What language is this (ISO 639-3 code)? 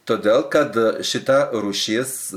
lit